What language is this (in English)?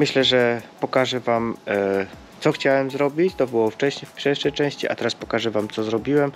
Polish